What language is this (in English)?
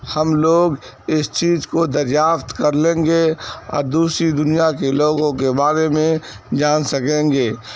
Urdu